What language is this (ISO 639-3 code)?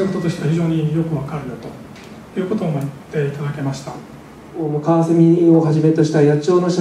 jpn